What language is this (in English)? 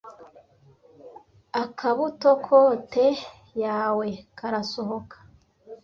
Kinyarwanda